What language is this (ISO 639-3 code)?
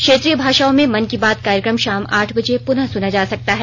hin